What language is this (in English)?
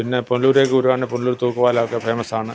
Malayalam